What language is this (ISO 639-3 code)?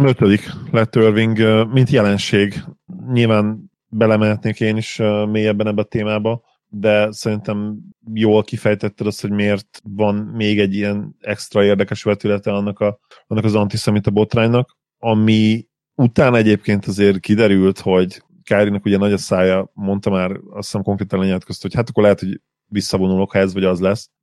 hun